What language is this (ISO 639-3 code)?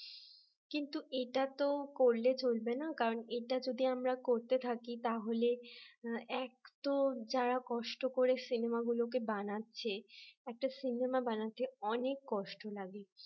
ben